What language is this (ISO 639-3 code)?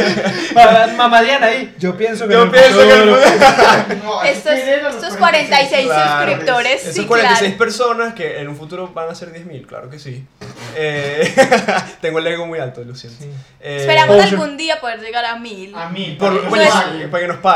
spa